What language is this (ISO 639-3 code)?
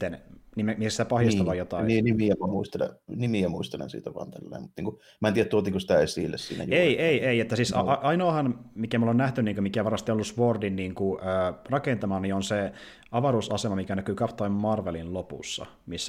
fin